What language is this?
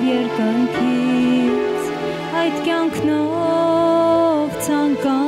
Romanian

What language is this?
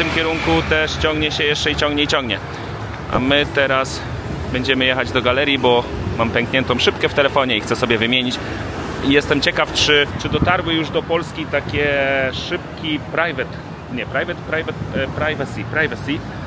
Polish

